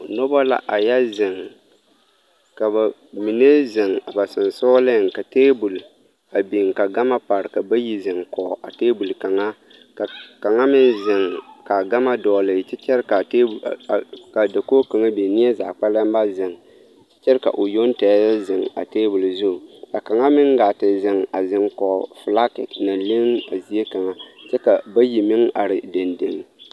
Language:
Southern Dagaare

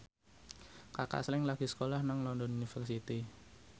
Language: Javanese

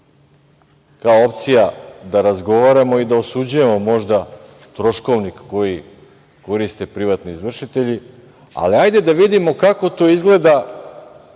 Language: Serbian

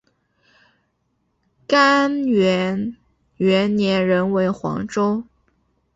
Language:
Chinese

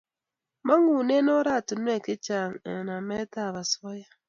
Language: Kalenjin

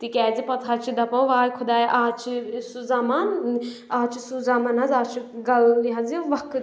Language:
Kashmiri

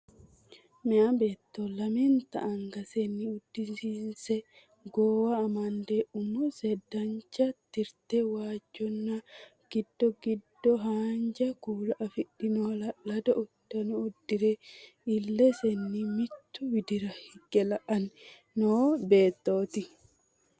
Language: Sidamo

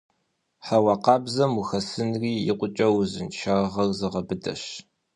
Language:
Kabardian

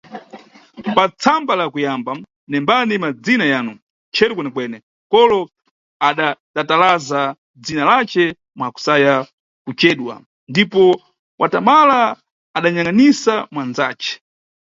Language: Nyungwe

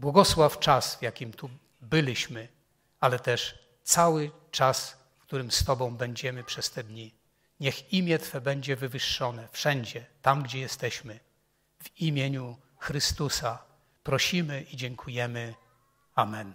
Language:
Polish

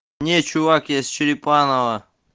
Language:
Russian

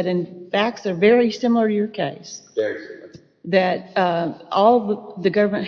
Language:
English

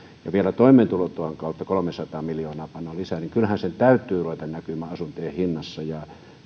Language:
Finnish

